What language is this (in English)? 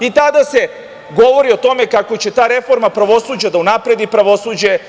Serbian